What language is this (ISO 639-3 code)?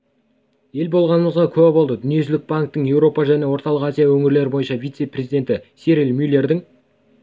kaz